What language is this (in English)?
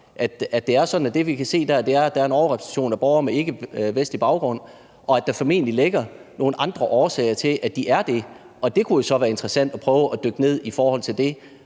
Danish